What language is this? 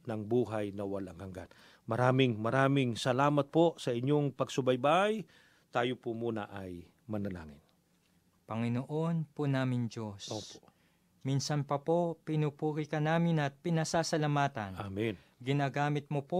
Filipino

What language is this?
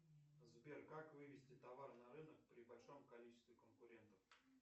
Russian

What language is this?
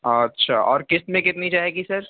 Urdu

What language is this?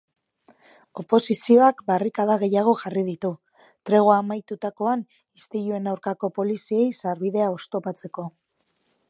Basque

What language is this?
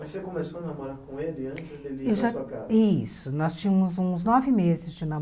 Portuguese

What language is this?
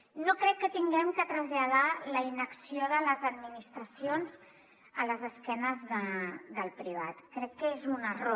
Catalan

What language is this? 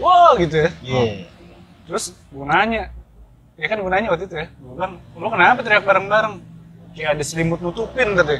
Indonesian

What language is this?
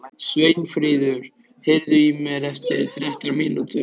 Icelandic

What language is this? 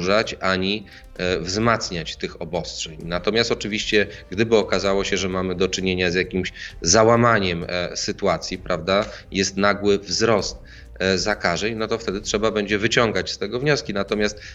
Polish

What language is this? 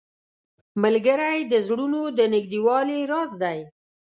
Pashto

